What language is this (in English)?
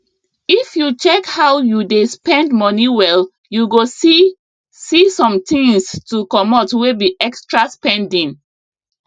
Nigerian Pidgin